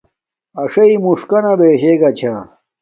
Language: Domaaki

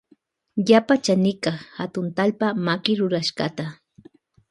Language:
Loja Highland Quichua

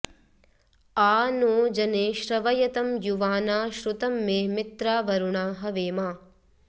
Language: Sanskrit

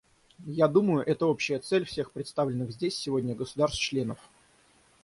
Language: Russian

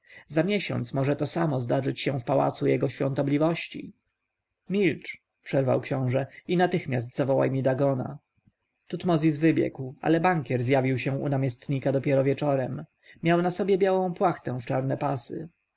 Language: Polish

